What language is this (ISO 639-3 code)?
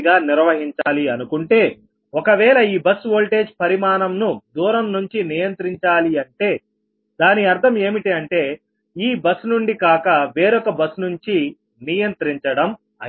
tel